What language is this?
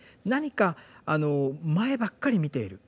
Japanese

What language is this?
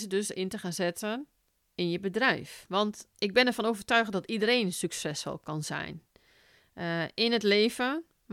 Dutch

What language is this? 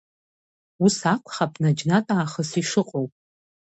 Abkhazian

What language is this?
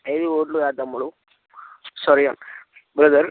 Telugu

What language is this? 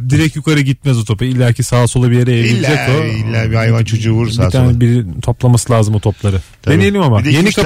Turkish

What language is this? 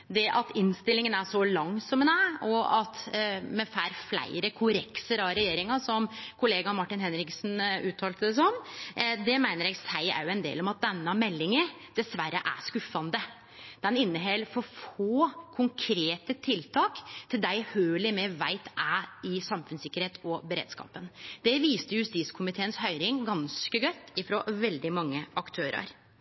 Norwegian Nynorsk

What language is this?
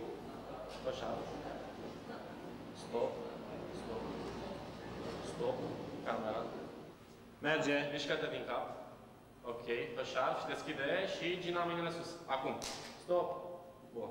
Romanian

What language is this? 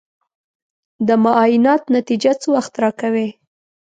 Pashto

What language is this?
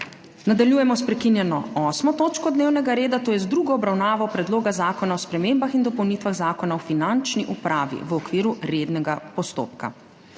Slovenian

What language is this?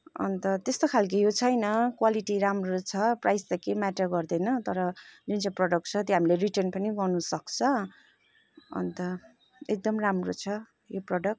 Nepali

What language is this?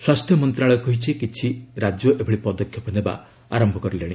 Odia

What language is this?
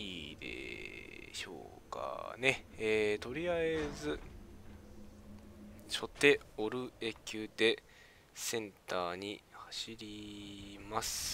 Japanese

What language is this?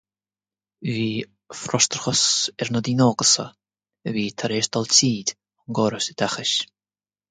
Irish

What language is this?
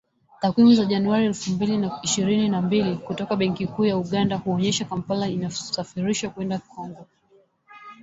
Swahili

